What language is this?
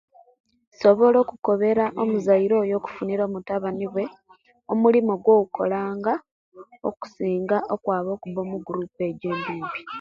Kenyi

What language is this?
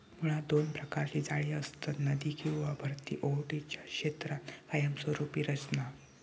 Marathi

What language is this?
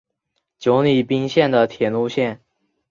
Chinese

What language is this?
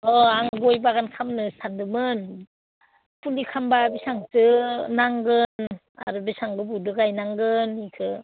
Bodo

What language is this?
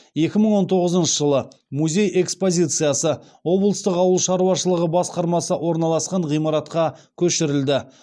Kazakh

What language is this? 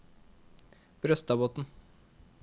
Norwegian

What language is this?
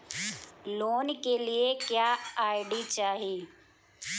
Bhojpuri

